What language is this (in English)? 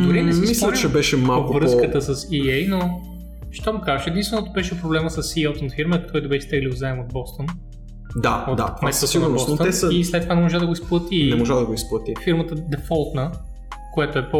Bulgarian